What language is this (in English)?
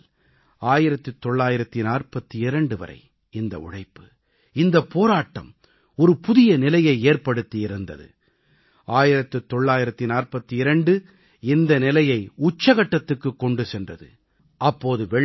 Tamil